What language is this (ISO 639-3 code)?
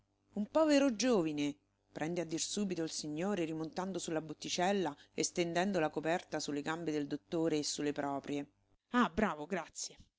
ita